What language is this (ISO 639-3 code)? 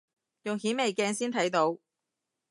yue